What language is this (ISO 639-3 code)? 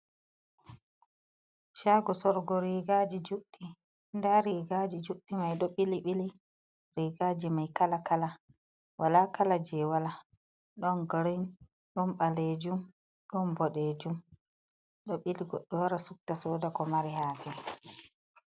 ful